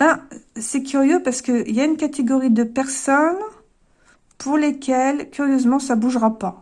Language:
French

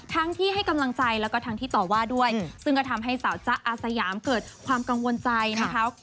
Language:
Thai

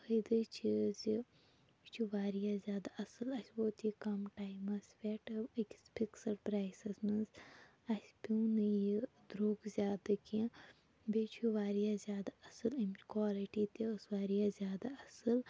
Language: Kashmiri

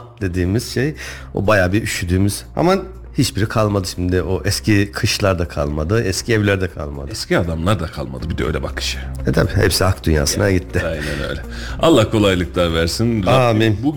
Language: Turkish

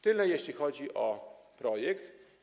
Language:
Polish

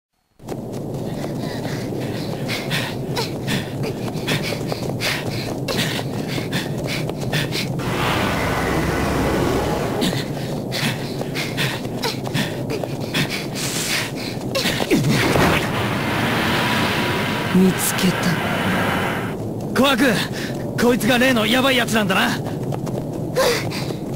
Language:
Japanese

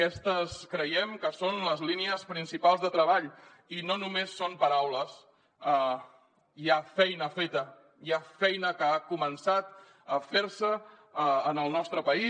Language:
Catalan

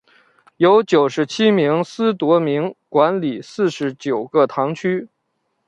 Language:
Chinese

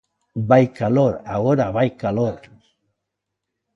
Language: Galician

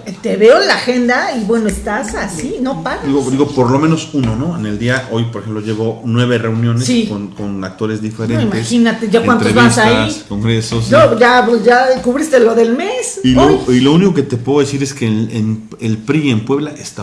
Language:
Spanish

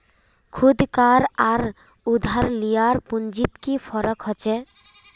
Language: Magahi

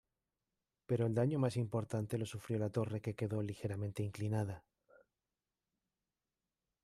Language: Spanish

